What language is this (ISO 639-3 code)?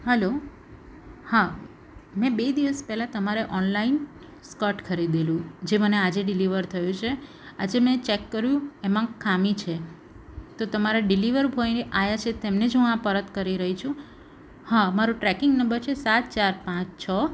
guj